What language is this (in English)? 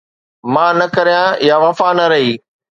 Sindhi